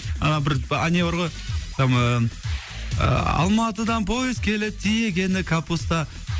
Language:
Kazakh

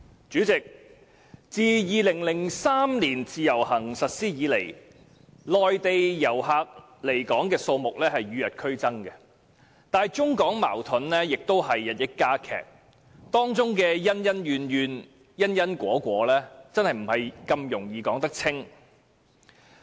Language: Cantonese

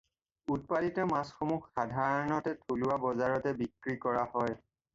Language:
Assamese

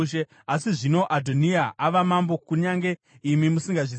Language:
Shona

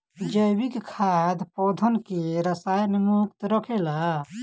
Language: Bhojpuri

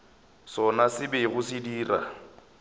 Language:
Northern Sotho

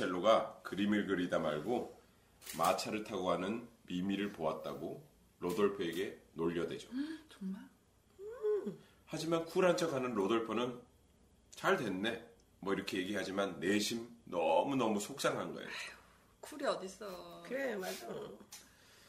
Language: Korean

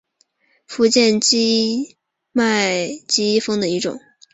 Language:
Chinese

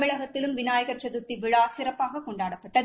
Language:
Tamil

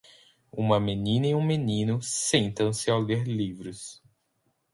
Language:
Portuguese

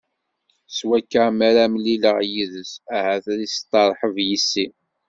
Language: Kabyle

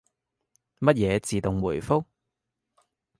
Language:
Cantonese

